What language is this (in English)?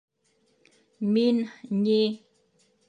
Bashkir